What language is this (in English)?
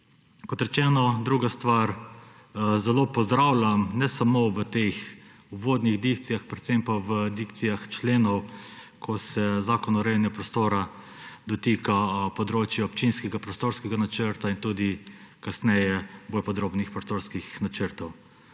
Slovenian